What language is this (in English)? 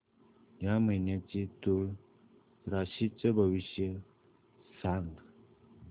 Marathi